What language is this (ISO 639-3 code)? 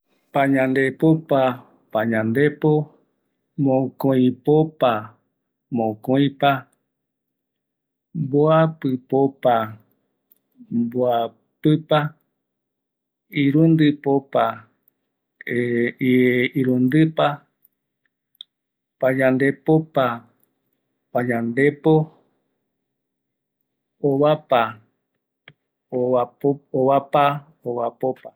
gui